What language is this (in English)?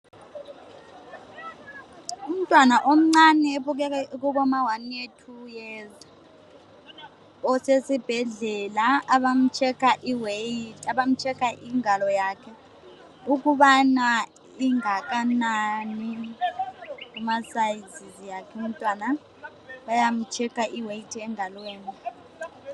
North Ndebele